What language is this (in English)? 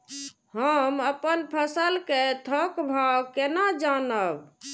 Maithili